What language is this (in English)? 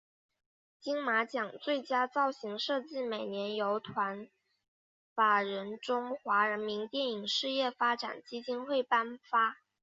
Chinese